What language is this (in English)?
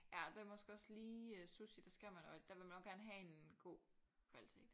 Danish